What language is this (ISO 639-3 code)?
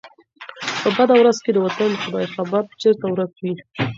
pus